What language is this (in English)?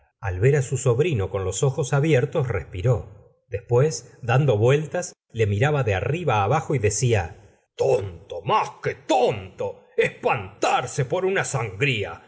Spanish